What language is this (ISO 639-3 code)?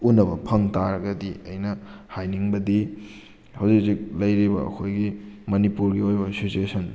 mni